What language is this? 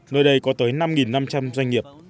Vietnamese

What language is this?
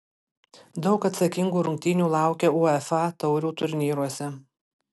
Lithuanian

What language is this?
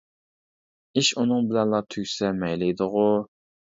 Uyghur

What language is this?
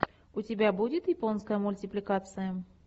Russian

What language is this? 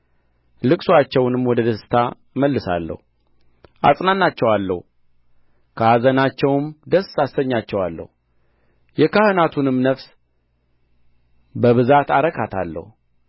Amharic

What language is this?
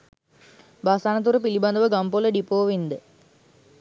Sinhala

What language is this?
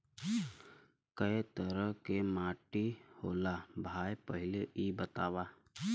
Bhojpuri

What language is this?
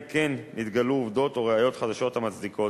Hebrew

